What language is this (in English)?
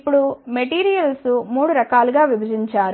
Telugu